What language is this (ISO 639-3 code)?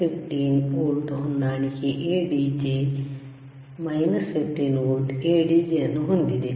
kan